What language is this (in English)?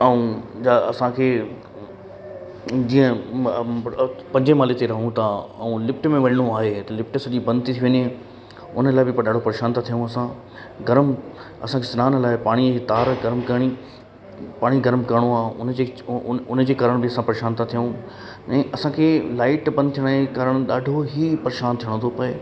Sindhi